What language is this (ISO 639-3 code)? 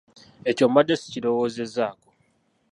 lug